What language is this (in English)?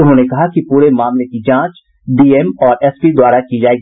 Hindi